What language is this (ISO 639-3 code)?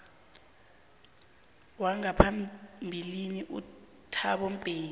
nbl